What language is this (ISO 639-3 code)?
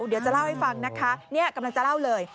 tha